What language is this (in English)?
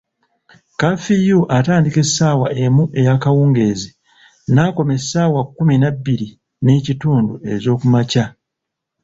Ganda